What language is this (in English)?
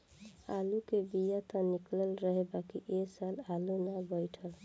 Bhojpuri